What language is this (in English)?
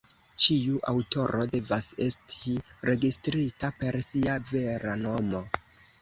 Esperanto